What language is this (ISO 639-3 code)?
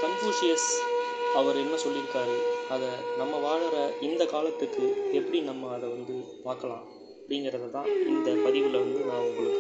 tam